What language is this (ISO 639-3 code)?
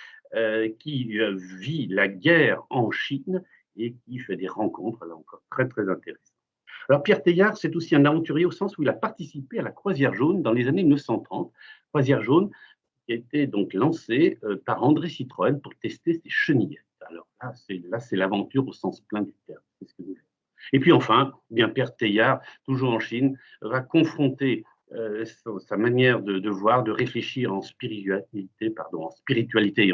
fra